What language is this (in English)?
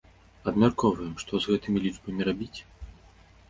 Belarusian